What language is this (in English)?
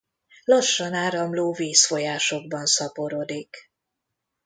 Hungarian